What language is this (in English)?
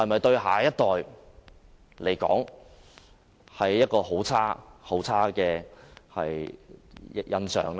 Cantonese